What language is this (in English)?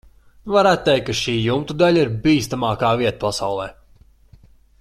Latvian